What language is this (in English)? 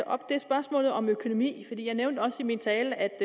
Danish